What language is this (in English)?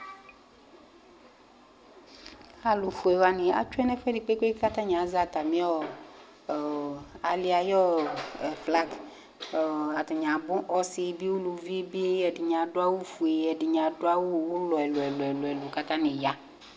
Ikposo